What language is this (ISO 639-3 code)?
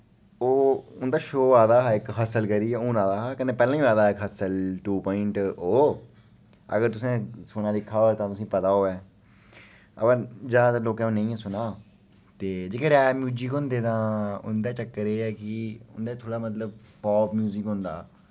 doi